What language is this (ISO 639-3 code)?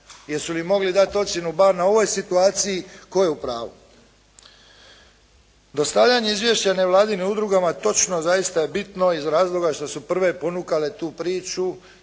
hrv